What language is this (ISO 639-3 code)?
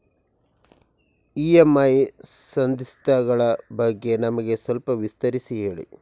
kan